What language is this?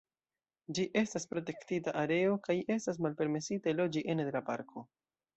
Esperanto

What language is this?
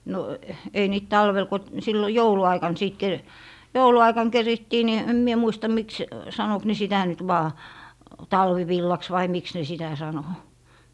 Finnish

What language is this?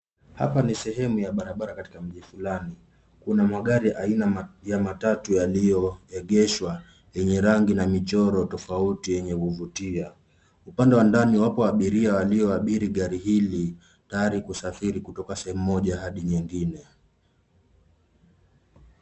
Swahili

